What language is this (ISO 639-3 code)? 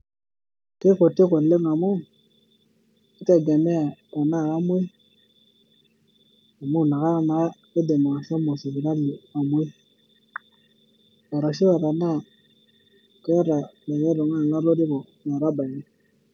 mas